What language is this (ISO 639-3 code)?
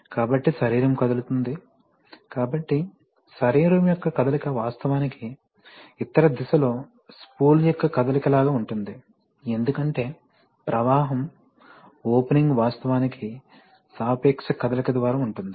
tel